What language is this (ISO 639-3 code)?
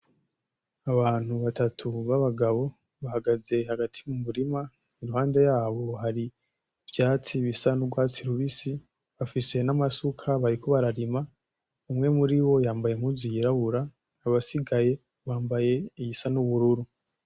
run